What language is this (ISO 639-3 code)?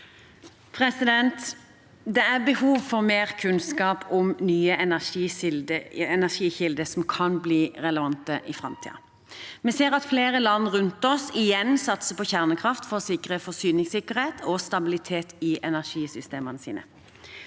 nor